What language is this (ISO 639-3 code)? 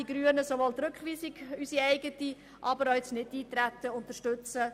gsw